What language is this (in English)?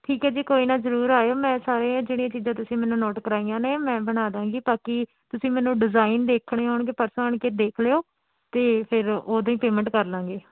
Punjabi